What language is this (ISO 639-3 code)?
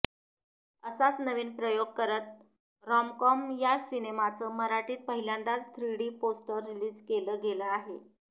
mar